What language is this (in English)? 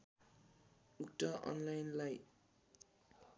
Nepali